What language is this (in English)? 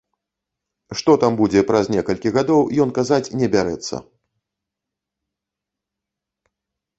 Belarusian